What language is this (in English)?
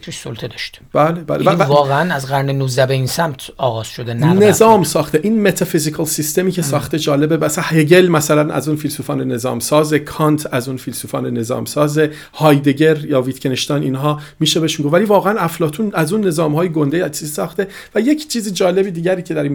Persian